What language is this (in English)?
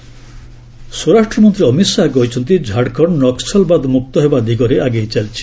Odia